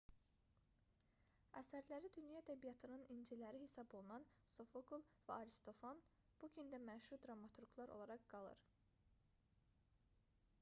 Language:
Azerbaijani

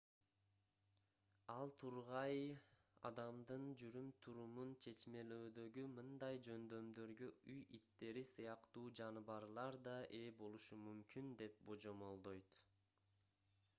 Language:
Kyrgyz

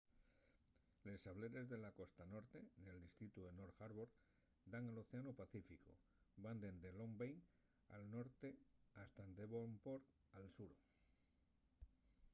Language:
Asturian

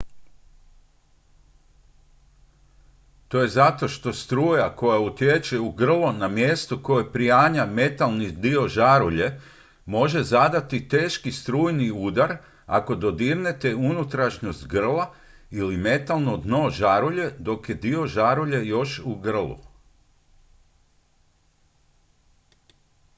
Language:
Croatian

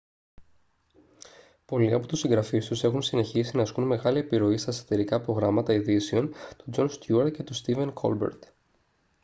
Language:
Greek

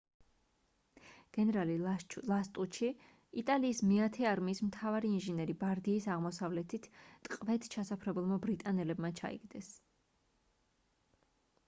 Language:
Georgian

